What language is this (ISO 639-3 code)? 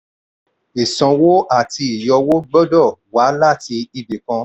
yor